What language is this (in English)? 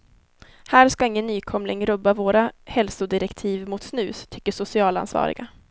Swedish